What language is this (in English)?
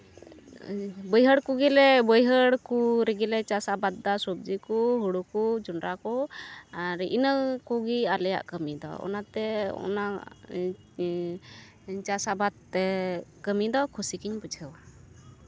Santali